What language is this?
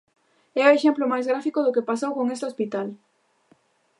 Galician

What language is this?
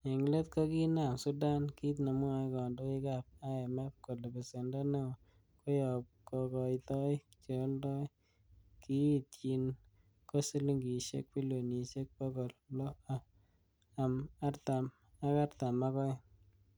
Kalenjin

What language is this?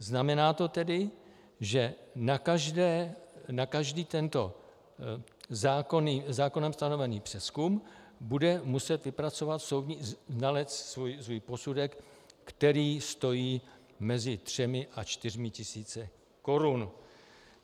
Czech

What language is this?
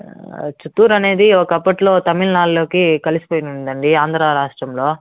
Telugu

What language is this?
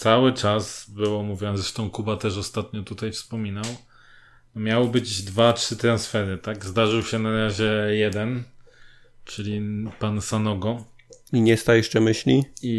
Polish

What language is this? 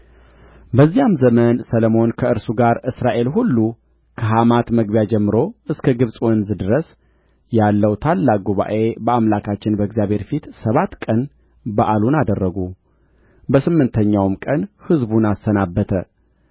Amharic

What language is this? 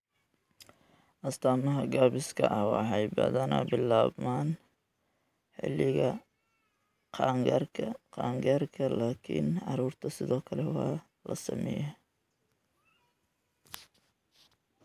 Somali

